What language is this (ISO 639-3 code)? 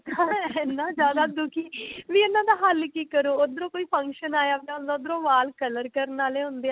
pan